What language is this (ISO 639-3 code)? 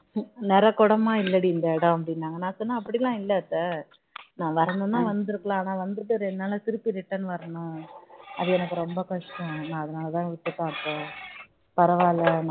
tam